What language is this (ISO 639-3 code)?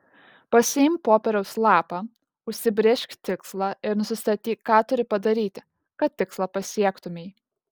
lit